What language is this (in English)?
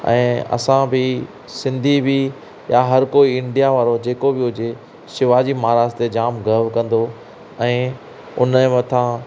Sindhi